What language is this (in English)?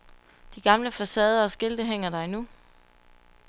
Danish